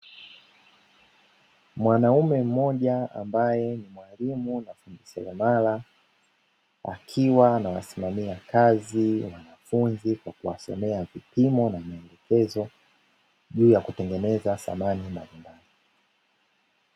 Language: Swahili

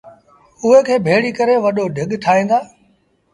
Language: Sindhi Bhil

